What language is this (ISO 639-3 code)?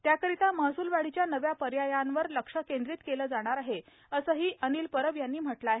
mar